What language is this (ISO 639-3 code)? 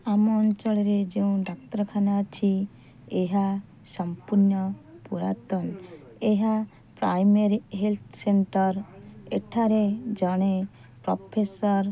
ori